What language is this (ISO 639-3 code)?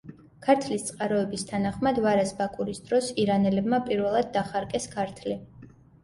kat